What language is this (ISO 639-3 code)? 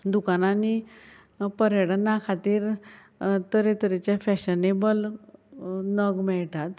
kok